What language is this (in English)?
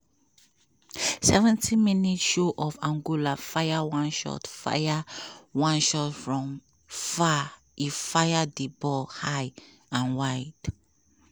Nigerian Pidgin